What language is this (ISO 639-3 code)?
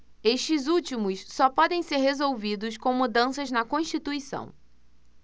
por